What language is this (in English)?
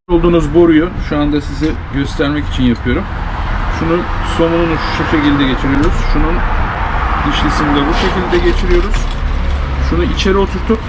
Turkish